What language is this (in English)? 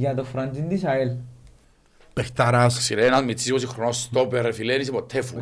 Greek